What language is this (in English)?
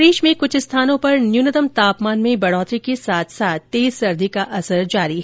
Hindi